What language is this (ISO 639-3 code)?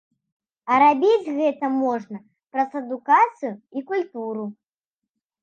bel